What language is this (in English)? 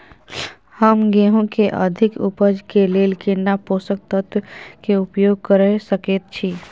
Maithili